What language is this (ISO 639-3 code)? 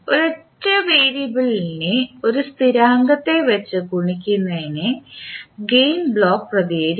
mal